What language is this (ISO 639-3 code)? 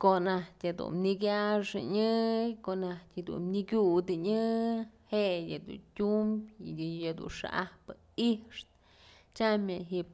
mzl